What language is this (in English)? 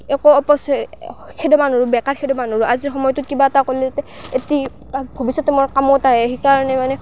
Assamese